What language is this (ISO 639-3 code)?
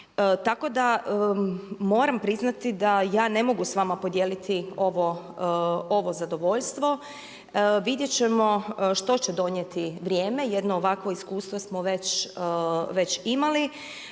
hrv